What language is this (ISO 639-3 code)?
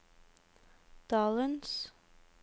nor